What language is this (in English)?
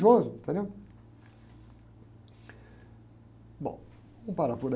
Portuguese